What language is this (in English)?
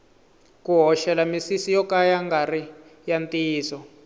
Tsonga